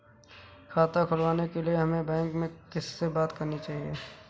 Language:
Hindi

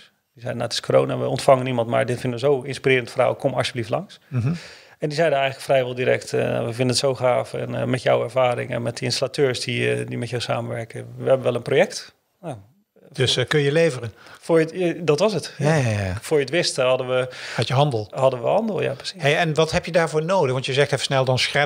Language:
Dutch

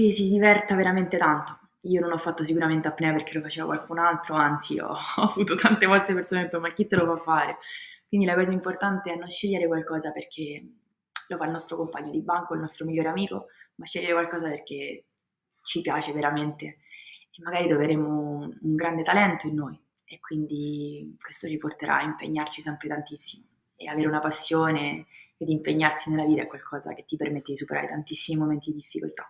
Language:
Italian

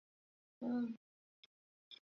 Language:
Chinese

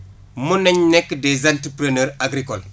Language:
Wolof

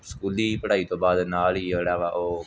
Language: Punjabi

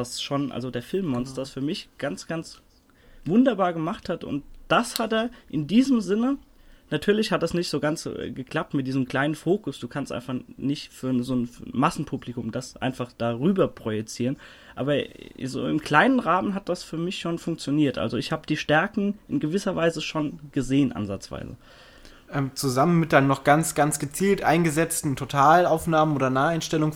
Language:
German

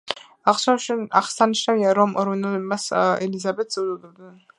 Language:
Georgian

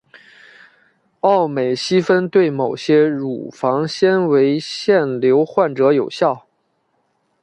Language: Chinese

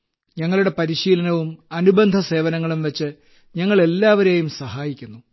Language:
Malayalam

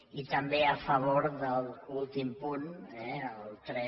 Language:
Catalan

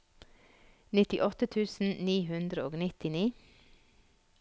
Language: Norwegian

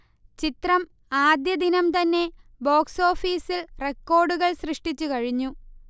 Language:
Malayalam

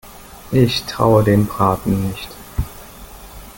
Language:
German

